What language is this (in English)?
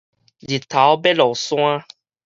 Min Nan Chinese